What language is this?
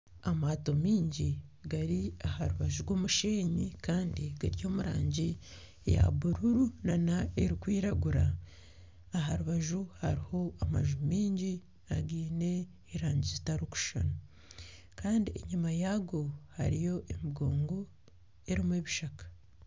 Nyankole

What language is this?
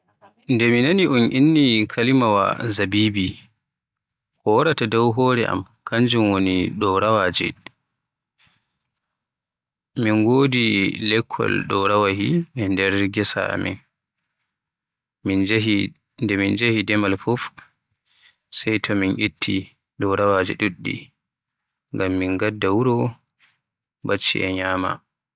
Western Niger Fulfulde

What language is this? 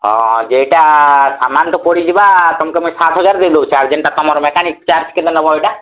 Odia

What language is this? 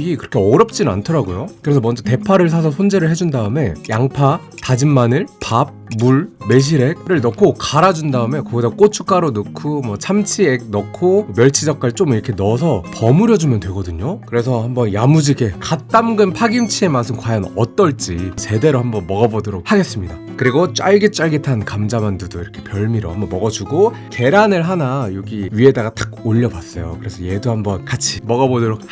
Korean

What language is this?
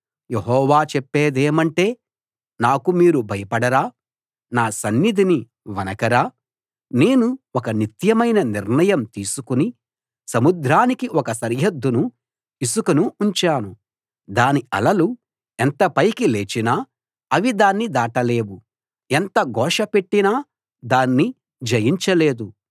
Telugu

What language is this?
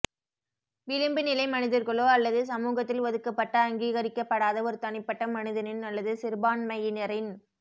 Tamil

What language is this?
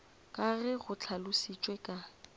Northern Sotho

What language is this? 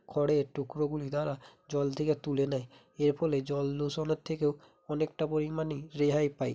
Bangla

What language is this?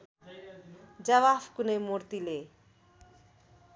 Nepali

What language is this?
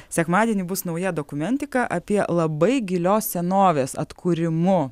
Lithuanian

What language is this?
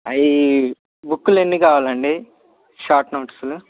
Telugu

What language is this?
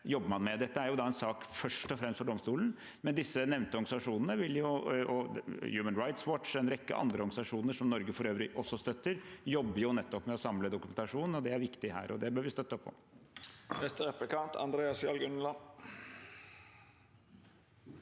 Norwegian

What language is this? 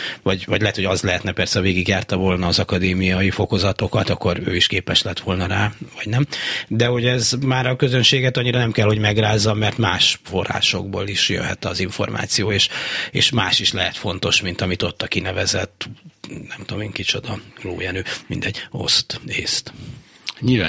Hungarian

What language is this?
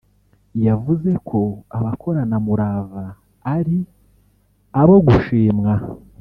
Kinyarwanda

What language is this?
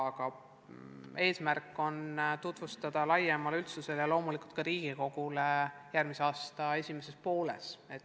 Estonian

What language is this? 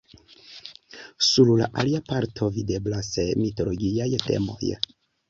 Esperanto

